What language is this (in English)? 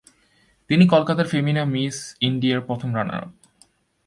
Bangla